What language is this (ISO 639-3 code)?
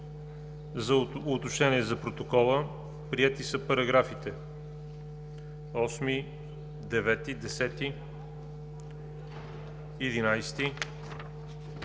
bul